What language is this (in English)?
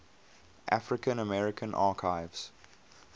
English